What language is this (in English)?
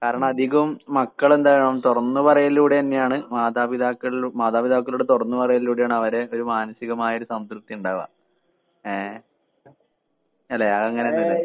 Malayalam